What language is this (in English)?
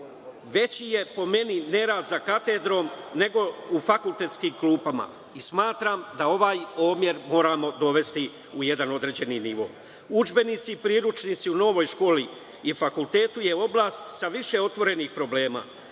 Serbian